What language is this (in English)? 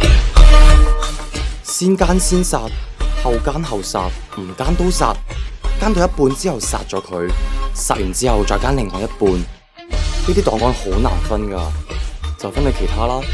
Chinese